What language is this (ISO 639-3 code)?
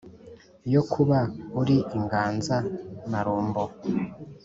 kin